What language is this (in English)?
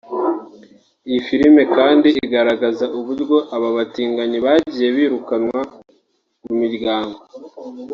Kinyarwanda